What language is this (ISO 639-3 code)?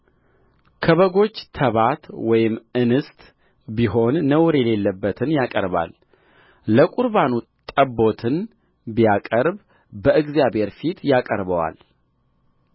amh